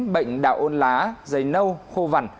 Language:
Vietnamese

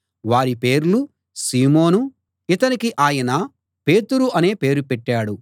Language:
Telugu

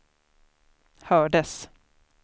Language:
Swedish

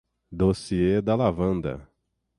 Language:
Portuguese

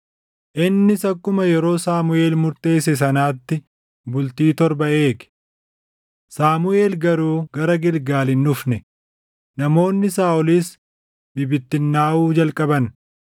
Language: Oromo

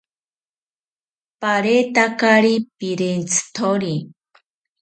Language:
South Ucayali Ashéninka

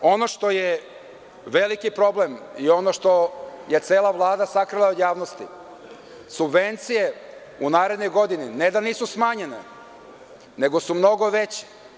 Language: Serbian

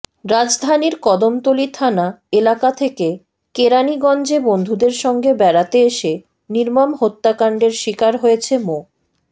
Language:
Bangla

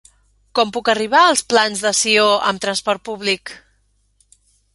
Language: Catalan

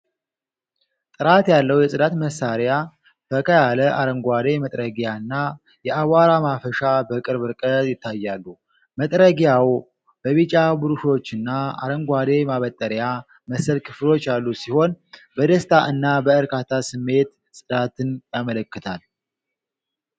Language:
Amharic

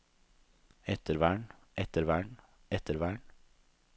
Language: Norwegian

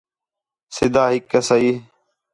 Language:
Khetrani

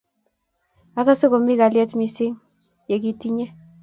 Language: Kalenjin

